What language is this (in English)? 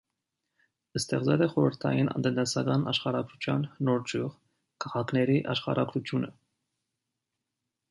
Armenian